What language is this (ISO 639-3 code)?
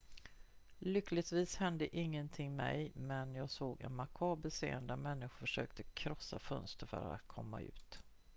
swe